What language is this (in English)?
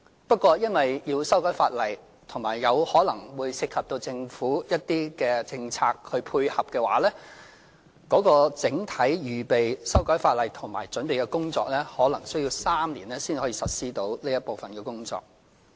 Cantonese